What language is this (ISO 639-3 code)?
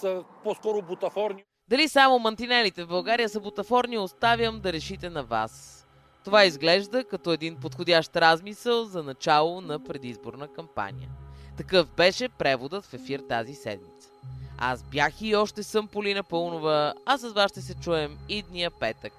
bul